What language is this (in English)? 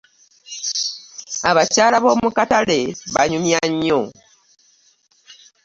Ganda